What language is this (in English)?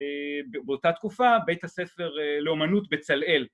Hebrew